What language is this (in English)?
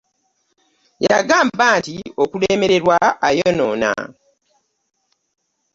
Ganda